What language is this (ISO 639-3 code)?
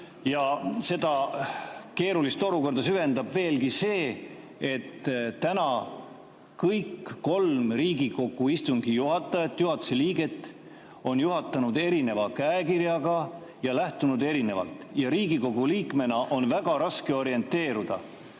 est